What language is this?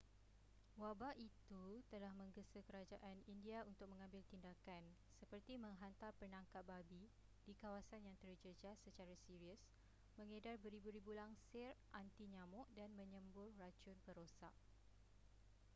Malay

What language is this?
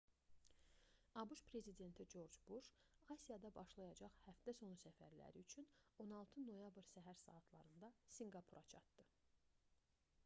Azerbaijani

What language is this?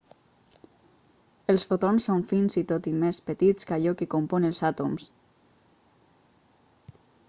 Catalan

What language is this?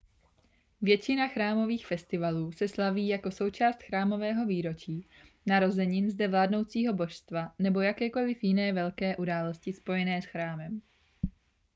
Czech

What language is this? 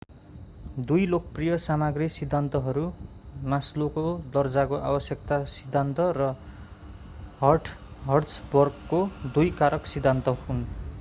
Nepali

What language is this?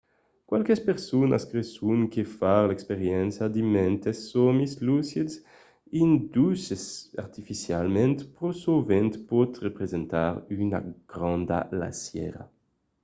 Occitan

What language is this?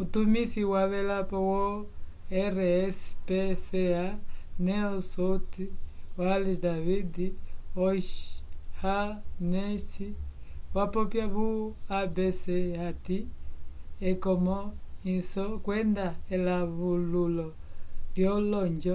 Umbundu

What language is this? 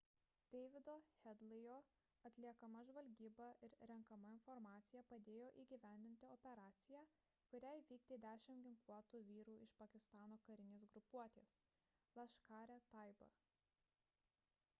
Lithuanian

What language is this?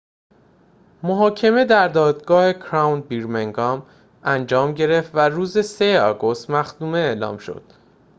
Persian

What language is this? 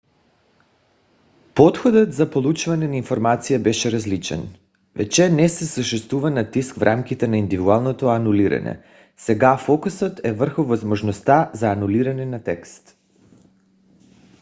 Bulgarian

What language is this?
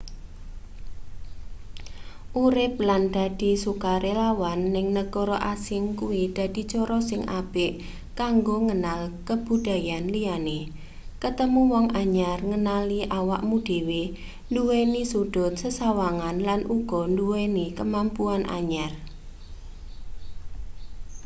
Javanese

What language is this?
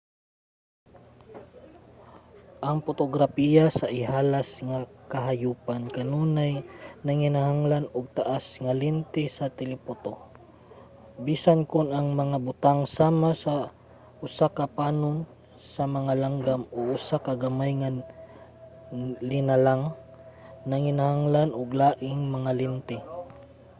Cebuano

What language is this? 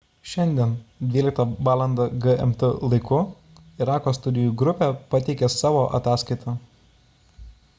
Lithuanian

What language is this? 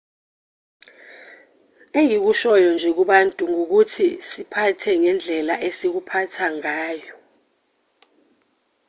Zulu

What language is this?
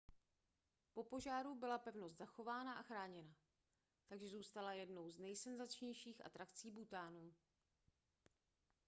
Czech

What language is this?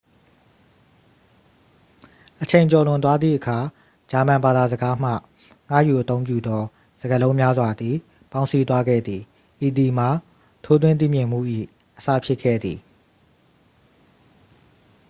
Burmese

